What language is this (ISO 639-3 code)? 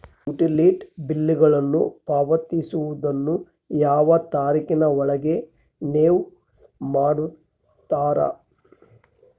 kan